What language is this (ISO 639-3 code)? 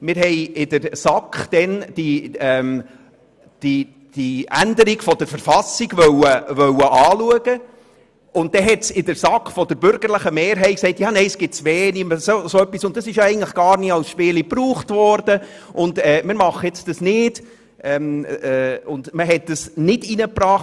gsw